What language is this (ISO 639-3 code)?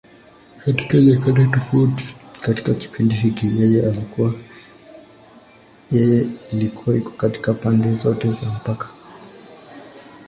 swa